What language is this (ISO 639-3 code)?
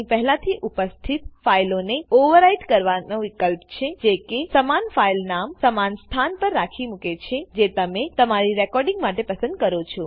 guj